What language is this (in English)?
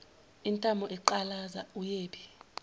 Zulu